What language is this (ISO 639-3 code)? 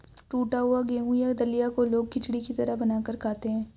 hin